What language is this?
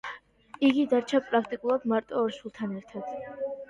Georgian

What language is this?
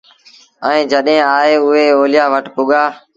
Sindhi Bhil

